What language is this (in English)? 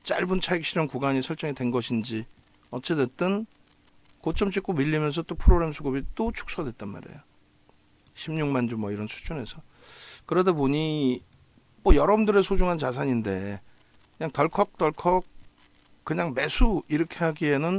Korean